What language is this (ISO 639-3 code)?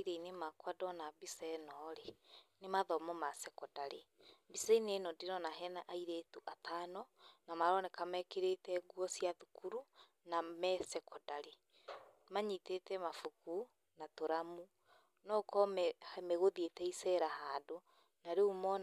kik